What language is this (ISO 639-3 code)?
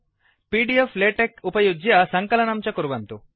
san